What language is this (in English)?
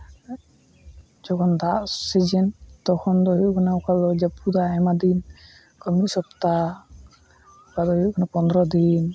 Santali